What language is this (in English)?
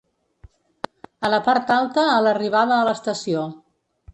Catalan